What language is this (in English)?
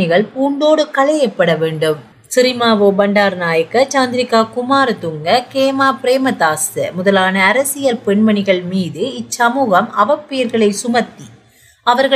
Tamil